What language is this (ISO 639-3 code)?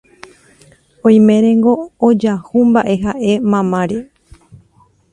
grn